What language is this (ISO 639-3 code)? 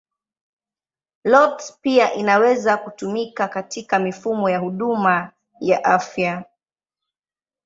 swa